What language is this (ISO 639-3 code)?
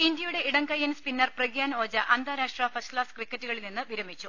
mal